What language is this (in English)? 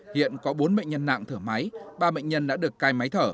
Vietnamese